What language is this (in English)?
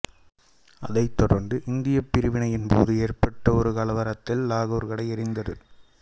Tamil